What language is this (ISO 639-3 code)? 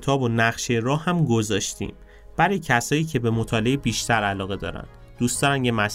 fas